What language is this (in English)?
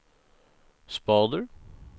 Swedish